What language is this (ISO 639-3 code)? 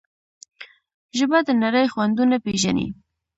pus